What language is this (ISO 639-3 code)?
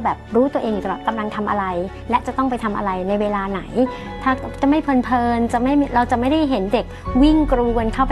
tha